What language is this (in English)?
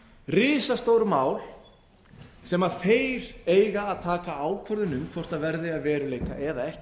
Icelandic